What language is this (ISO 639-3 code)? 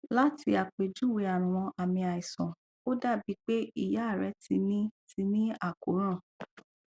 yor